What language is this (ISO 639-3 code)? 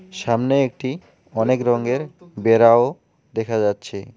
ben